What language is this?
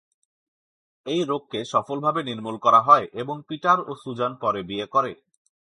Bangla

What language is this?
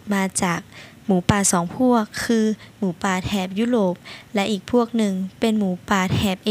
Thai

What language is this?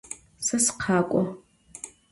Adyghe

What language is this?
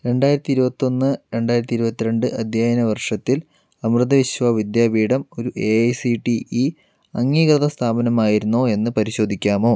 Malayalam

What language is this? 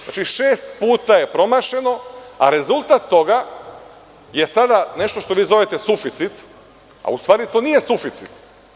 Serbian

